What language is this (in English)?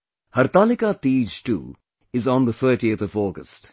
English